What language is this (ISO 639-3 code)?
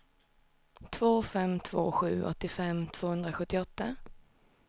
swe